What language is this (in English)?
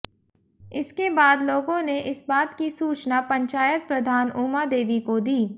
Hindi